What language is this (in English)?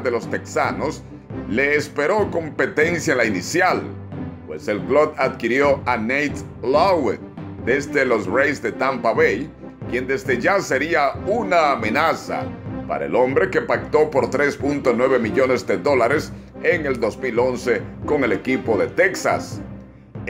Spanish